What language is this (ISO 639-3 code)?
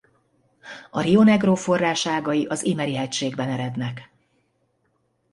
hun